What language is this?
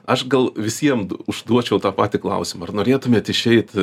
Lithuanian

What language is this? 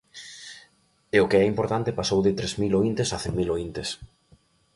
Galician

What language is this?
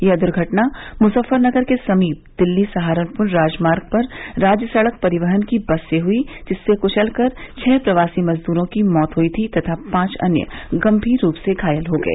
Hindi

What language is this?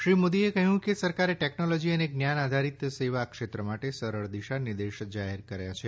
Gujarati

